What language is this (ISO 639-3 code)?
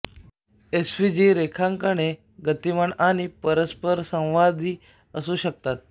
mar